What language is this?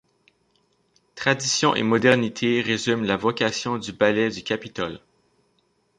French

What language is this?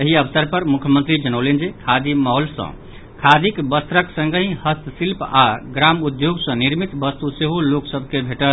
Maithili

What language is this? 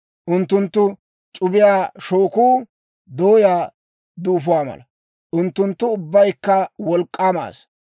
Dawro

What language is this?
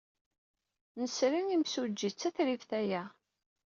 Kabyle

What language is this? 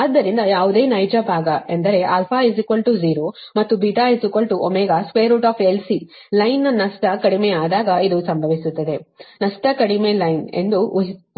Kannada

